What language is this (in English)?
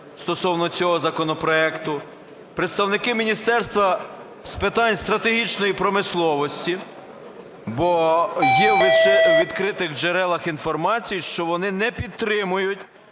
Ukrainian